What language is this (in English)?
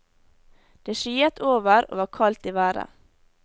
Norwegian